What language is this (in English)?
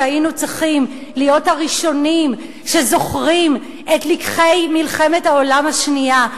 Hebrew